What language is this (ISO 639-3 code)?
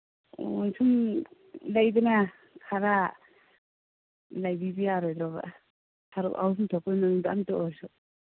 mni